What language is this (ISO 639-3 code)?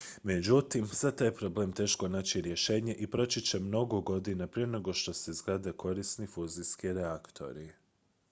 hrv